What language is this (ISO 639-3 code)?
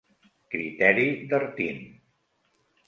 cat